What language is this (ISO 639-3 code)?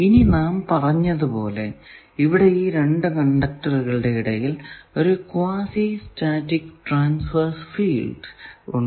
mal